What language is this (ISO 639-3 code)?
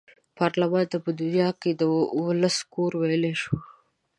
pus